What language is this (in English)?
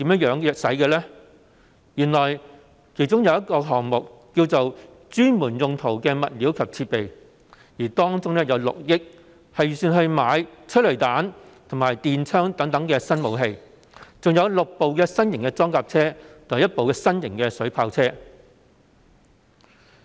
Cantonese